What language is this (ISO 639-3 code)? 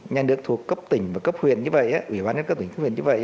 vie